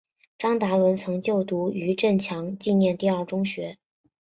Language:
Chinese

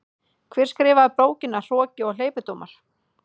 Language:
Icelandic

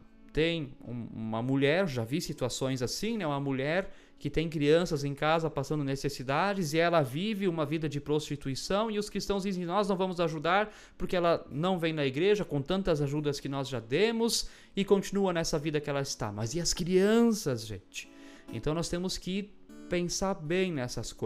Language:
Portuguese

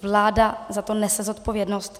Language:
Czech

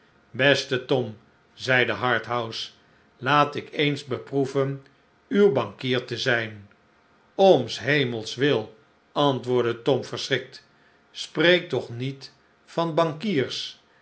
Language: Dutch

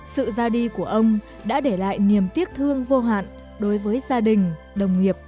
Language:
Vietnamese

